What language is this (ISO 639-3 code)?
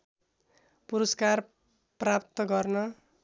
nep